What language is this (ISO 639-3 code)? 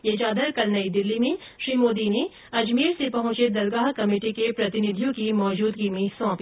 hin